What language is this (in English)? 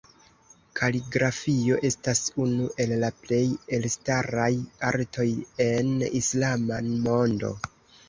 Esperanto